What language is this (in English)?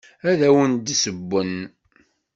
Kabyle